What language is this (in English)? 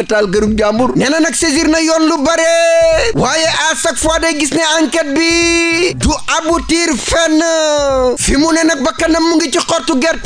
Indonesian